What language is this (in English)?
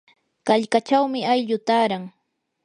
Yanahuanca Pasco Quechua